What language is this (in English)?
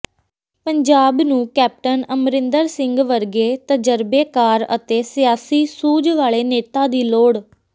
Punjabi